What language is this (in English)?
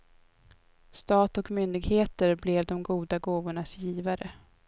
Swedish